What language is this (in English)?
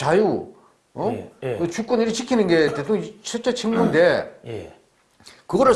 Korean